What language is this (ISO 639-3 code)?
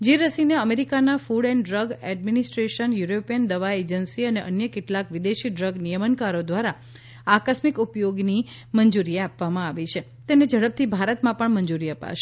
guj